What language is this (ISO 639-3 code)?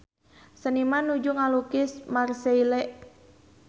sun